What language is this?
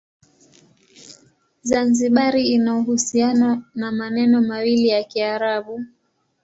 Swahili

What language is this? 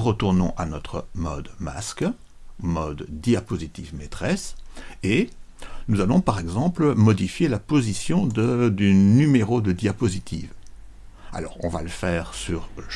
French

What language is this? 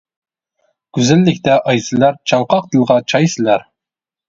Uyghur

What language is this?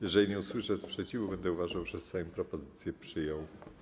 Polish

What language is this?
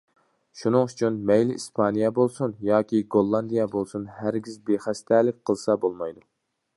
Uyghur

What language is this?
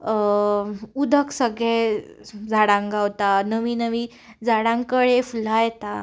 Konkani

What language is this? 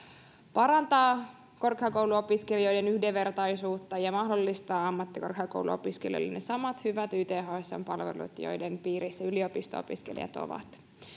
Finnish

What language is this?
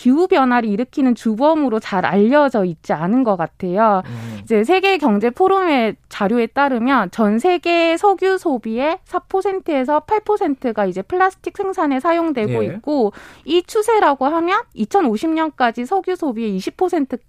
Korean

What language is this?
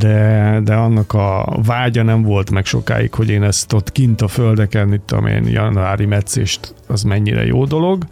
Hungarian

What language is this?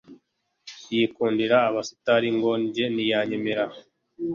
Kinyarwanda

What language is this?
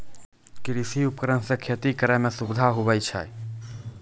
Maithili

